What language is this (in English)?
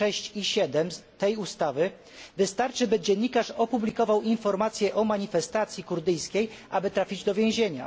Polish